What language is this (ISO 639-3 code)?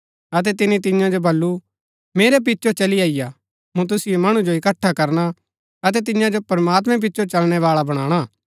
gbk